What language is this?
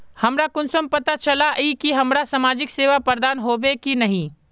Magahi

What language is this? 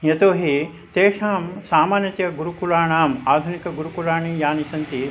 Sanskrit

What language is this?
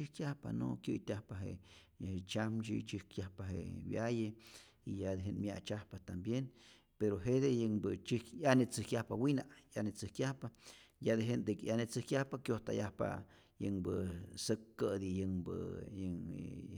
Rayón Zoque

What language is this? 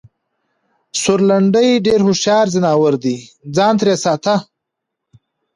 Pashto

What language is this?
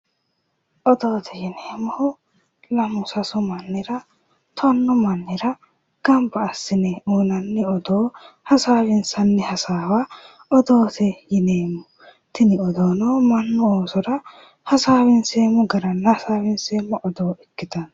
Sidamo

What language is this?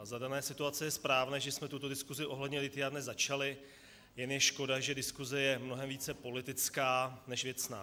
Czech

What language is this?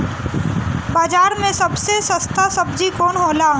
Bhojpuri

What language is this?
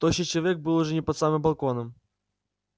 Russian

